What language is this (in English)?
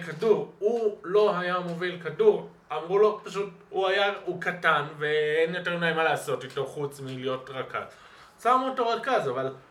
Hebrew